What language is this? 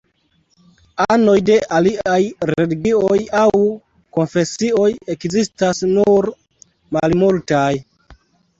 Esperanto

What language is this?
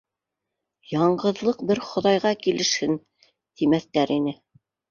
Bashkir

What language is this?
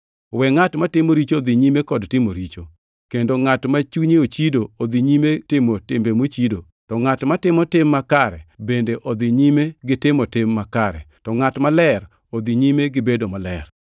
Luo (Kenya and Tanzania)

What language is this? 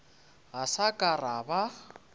Northern Sotho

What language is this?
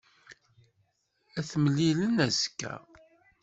Kabyle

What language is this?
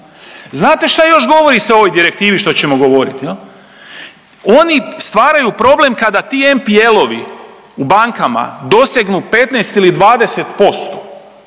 Croatian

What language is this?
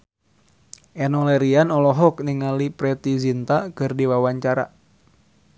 Sundanese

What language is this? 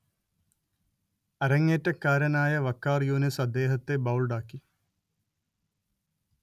Malayalam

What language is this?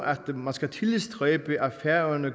Danish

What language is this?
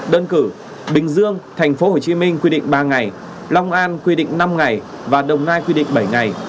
Vietnamese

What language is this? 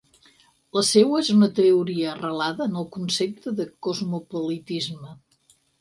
Catalan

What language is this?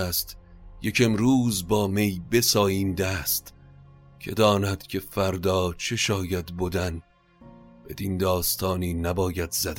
Persian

